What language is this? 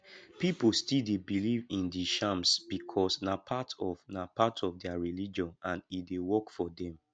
Nigerian Pidgin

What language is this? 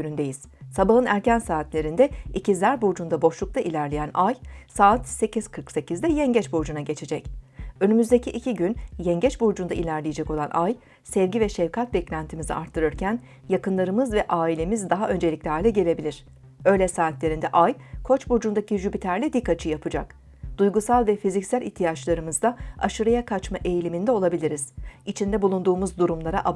Turkish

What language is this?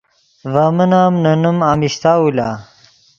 Yidgha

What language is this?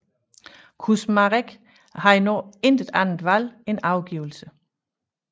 Danish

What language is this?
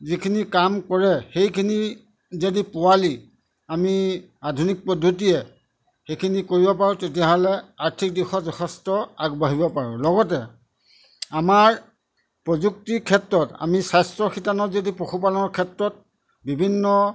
Assamese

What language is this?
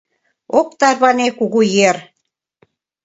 Mari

